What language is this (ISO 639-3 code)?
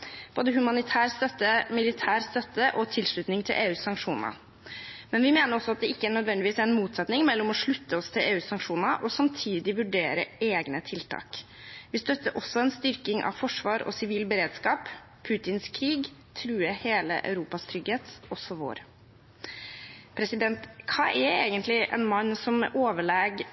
nob